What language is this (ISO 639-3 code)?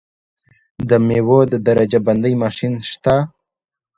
pus